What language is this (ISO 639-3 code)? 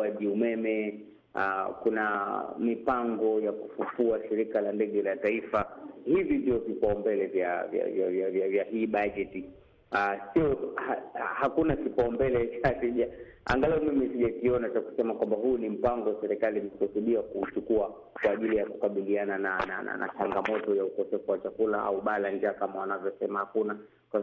swa